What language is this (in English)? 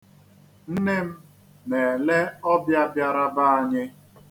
Igbo